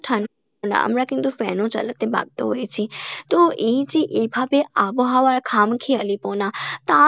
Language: Bangla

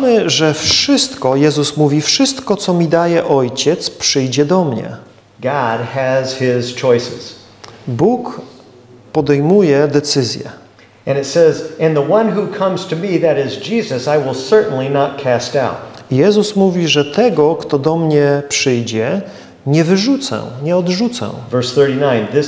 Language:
Polish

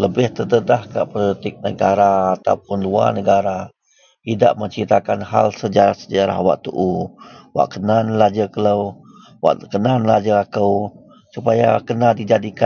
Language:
Central Melanau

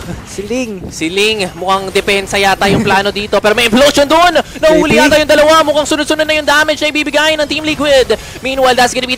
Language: Filipino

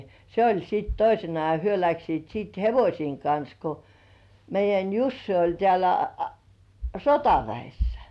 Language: Finnish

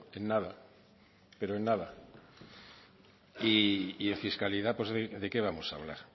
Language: Spanish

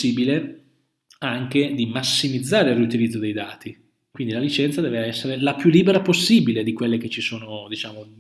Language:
Italian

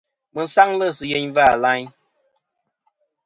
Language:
Kom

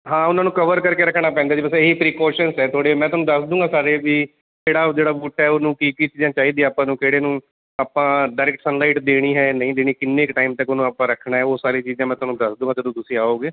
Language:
Punjabi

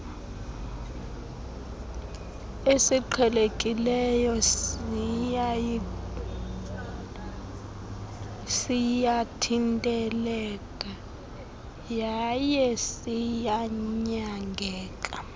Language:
Xhosa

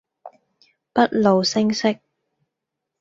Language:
Cantonese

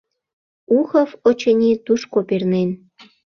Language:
Mari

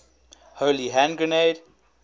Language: English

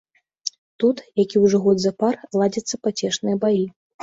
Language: Belarusian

